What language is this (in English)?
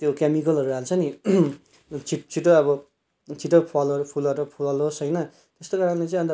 Nepali